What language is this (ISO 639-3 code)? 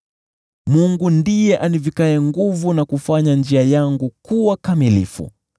swa